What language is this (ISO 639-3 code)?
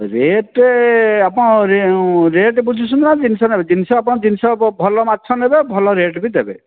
ori